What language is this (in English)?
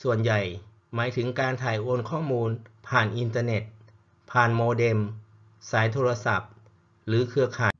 Thai